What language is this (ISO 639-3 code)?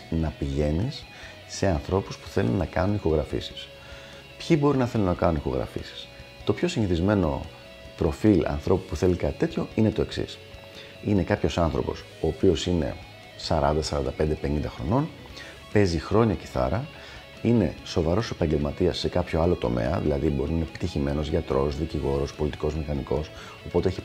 ell